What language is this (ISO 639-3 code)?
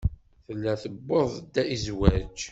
kab